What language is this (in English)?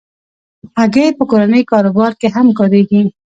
Pashto